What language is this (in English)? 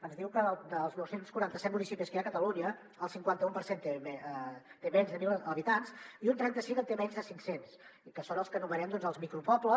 Catalan